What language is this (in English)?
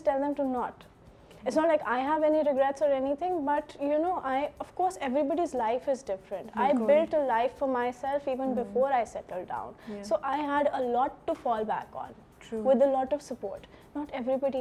Urdu